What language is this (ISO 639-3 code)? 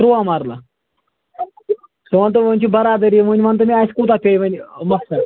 kas